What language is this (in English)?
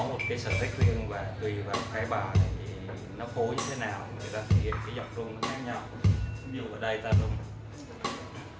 Vietnamese